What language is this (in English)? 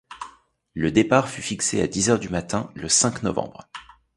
French